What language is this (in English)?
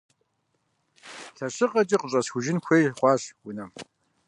Kabardian